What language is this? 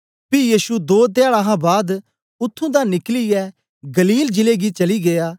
Dogri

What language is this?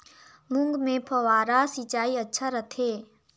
Chhattisgarhi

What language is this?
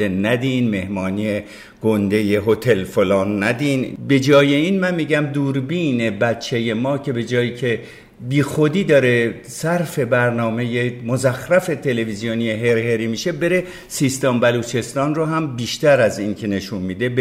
Persian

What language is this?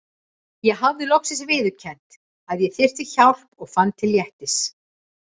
Icelandic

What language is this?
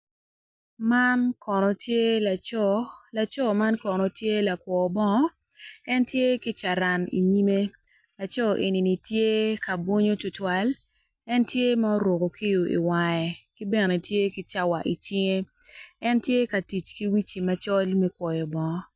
Acoli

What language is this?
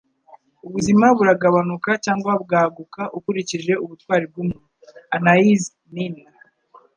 Kinyarwanda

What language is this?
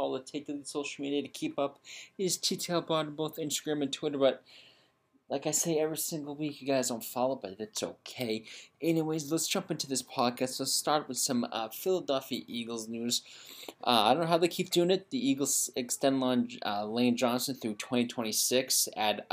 English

